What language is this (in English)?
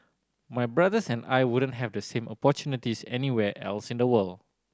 English